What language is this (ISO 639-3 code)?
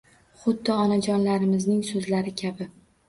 uzb